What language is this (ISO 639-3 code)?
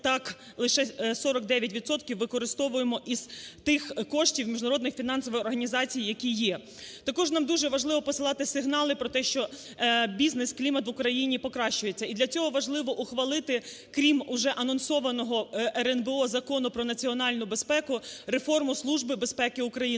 ukr